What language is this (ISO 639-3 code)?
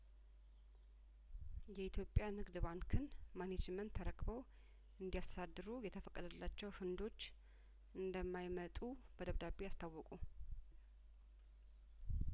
amh